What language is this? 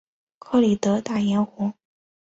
Chinese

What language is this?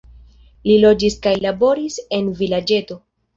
Esperanto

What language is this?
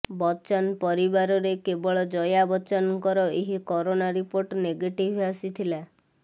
Odia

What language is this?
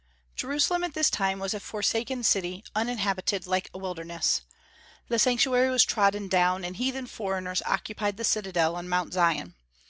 English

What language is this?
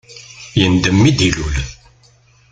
Kabyle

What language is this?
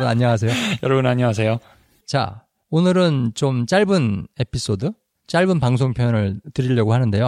Korean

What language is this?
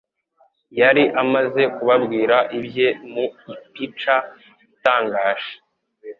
Kinyarwanda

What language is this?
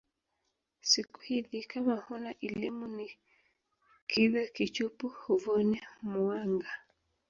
Swahili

